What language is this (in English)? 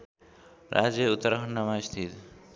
Nepali